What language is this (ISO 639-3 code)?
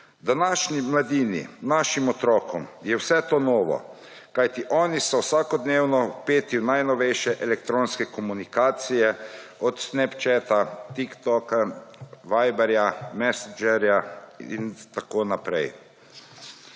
slv